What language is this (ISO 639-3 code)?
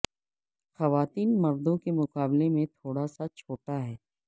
urd